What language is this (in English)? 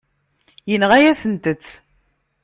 Kabyle